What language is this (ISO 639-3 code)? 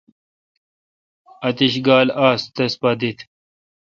xka